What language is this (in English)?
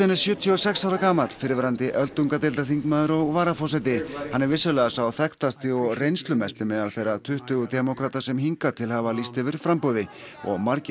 Icelandic